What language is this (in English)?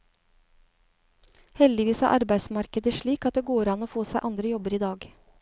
Norwegian